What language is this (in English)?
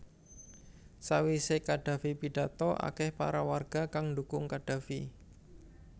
Javanese